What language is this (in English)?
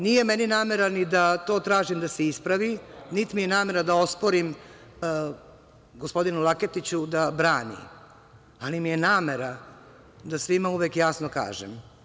Serbian